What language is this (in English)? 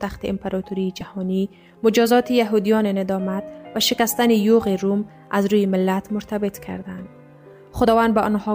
Persian